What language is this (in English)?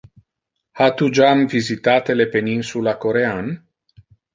Interlingua